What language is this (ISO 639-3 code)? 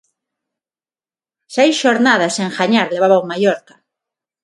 glg